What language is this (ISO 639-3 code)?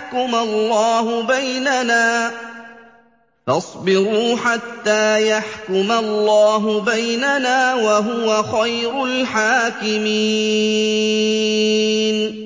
ara